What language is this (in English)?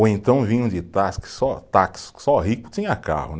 Portuguese